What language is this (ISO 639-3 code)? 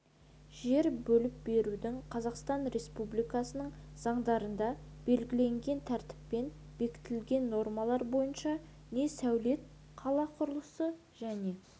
kaz